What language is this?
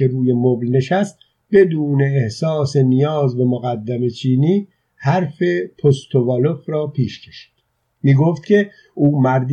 Persian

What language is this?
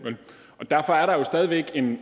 Danish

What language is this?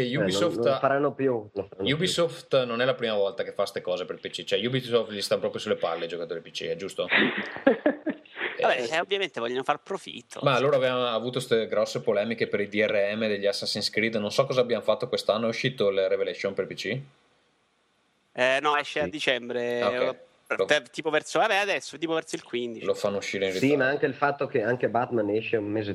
Italian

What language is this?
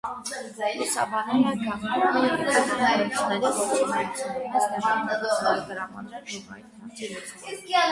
Armenian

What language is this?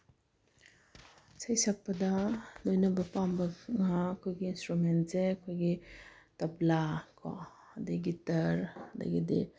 Manipuri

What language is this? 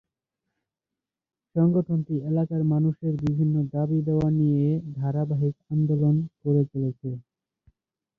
Bangla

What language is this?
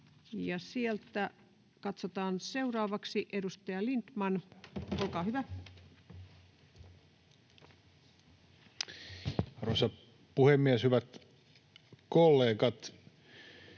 Finnish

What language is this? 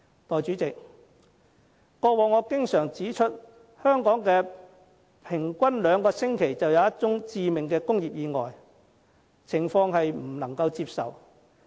Cantonese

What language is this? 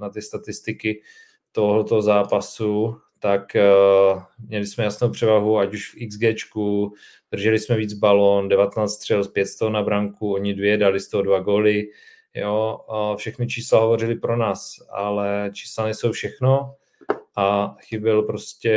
Czech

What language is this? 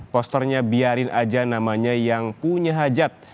Indonesian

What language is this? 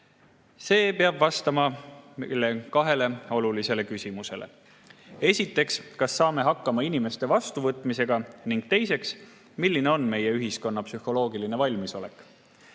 Estonian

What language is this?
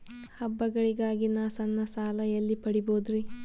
Kannada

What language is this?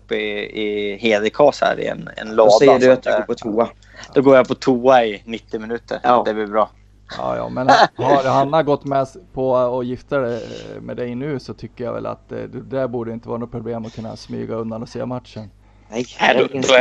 Swedish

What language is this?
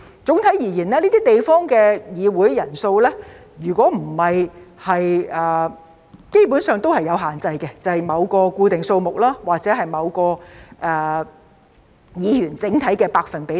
Cantonese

